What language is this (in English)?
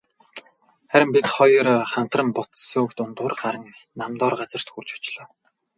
Mongolian